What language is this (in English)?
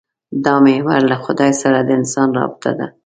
Pashto